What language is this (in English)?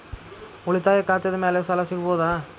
Kannada